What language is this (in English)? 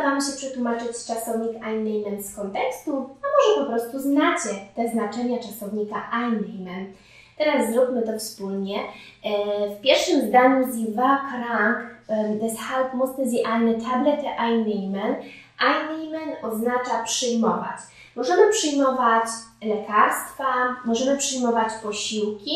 Polish